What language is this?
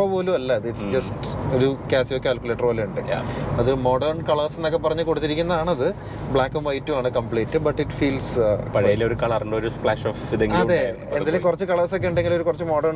Malayalam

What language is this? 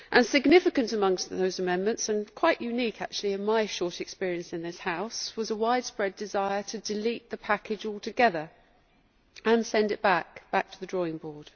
English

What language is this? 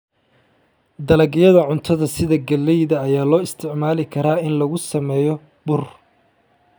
Somali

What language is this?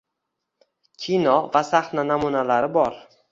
Uzbek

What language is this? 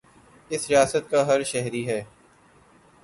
Urdu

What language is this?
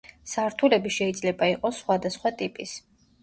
Georgian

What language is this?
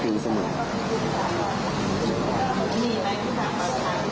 Thai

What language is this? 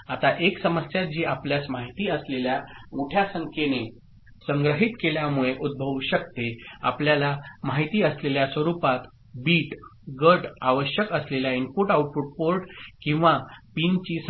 Marathi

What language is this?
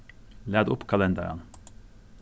Faroese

